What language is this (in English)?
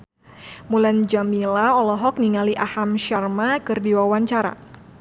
Sundanese